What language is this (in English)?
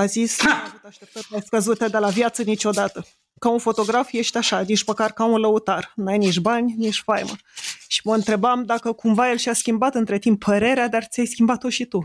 Romanian